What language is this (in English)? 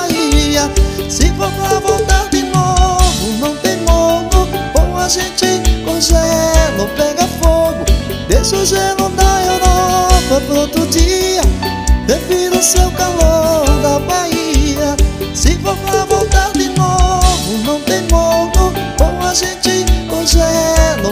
Portuguese